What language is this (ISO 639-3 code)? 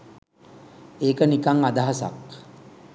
sin